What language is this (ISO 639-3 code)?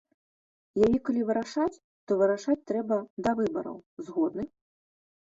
bel